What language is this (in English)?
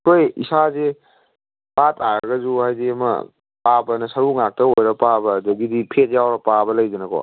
Manipuri